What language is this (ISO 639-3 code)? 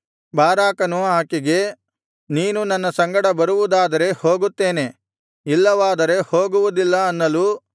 kan